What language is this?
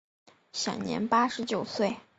Chinese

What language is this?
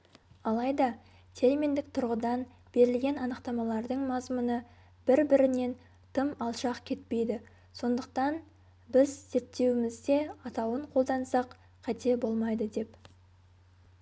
Kazakh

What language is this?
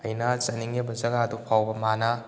Manipuri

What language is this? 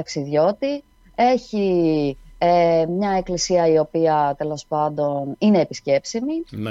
Greek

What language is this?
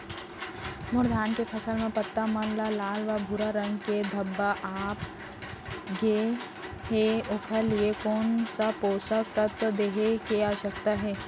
Chhattisgarhi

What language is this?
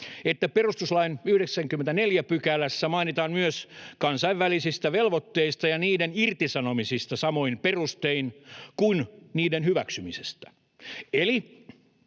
Finnish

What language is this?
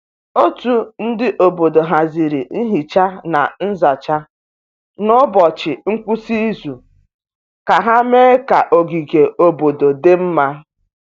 Igbo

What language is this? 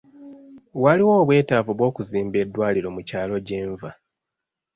Ganda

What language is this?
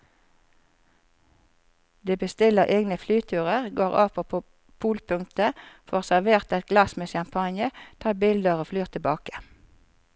Norwegian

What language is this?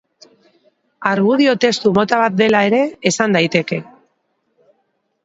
Basque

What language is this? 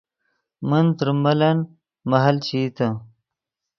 Yidgha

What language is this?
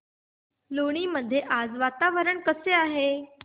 Marathi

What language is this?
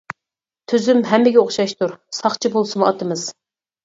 Uyghur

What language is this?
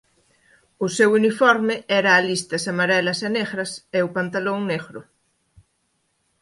Galician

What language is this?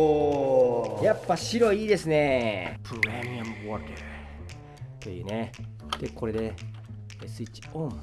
Japanese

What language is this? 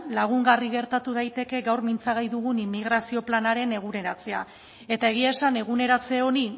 Basque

